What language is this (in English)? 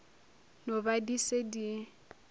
Northern Sotho